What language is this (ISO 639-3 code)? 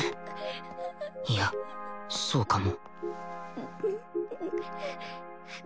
jpn